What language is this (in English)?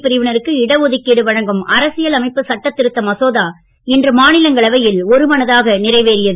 Tamil